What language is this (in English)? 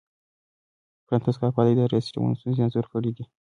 Pashto